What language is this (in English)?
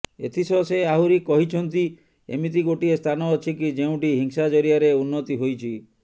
Odia